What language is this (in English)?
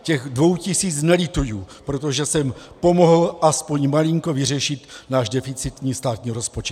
Czech